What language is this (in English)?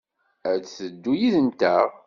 Kabyle